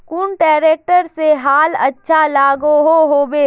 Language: Magahi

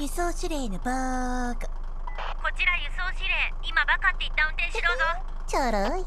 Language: Japanese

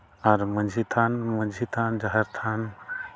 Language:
Santali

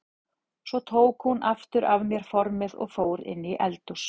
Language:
Icelandic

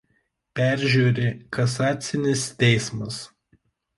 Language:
Lithuanian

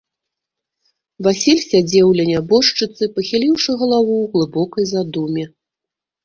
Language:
Belarusian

